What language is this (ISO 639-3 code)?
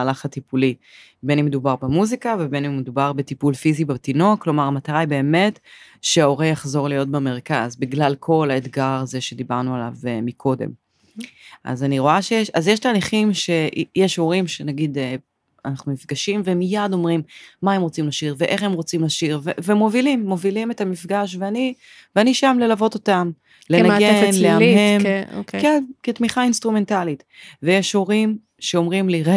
heb